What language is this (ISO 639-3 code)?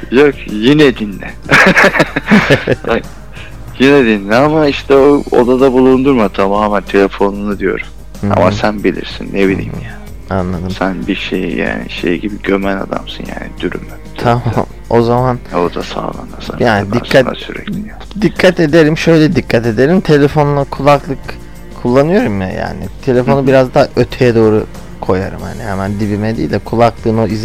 tur